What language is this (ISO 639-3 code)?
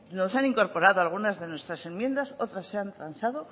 spa